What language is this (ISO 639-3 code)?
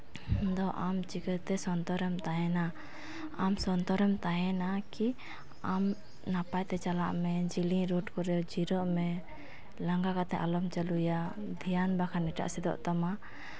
sat